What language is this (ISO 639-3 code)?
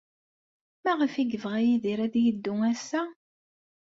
kab